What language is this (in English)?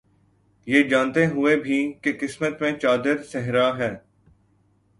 Urdu